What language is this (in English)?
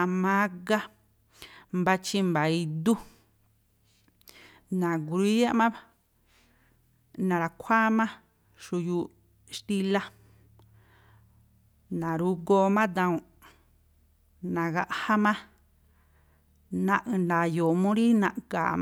Tlacoapa Me'phaa